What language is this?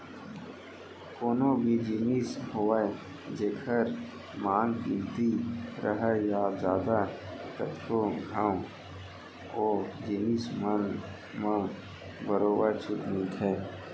Chhattisgarhi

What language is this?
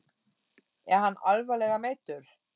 Icelandic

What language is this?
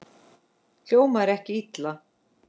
Icelandic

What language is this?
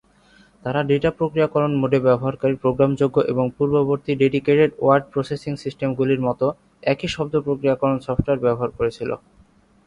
Bangla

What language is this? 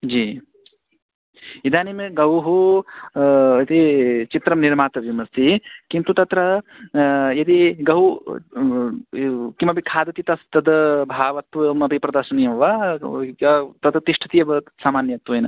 Sanskrit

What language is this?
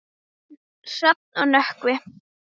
Icelandic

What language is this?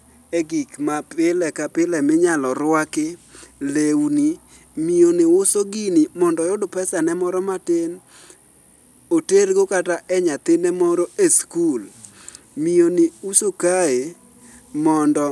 Luo (Kenya and Tanzania)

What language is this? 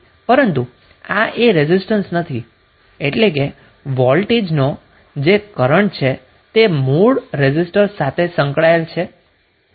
Gujarati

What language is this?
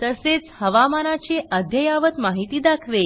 Marathi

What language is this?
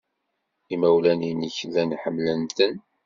Kabyle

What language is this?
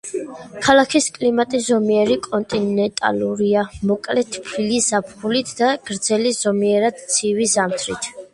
Georgian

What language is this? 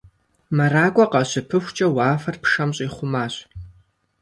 Kabardian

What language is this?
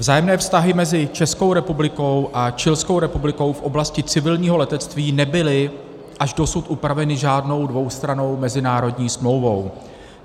Czech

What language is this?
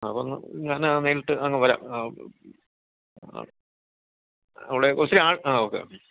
Malayalam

